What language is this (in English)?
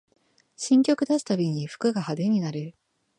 Japanese